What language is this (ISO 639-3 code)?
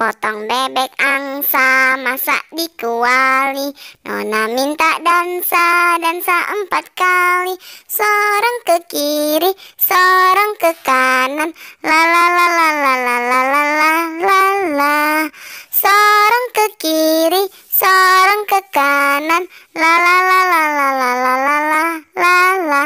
ind